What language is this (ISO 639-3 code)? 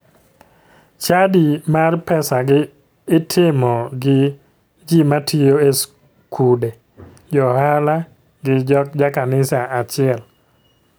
luo